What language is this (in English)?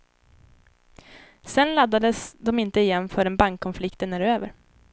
Swedish